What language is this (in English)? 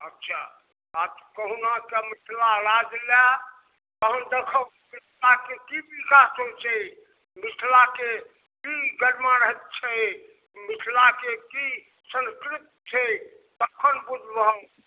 Maithili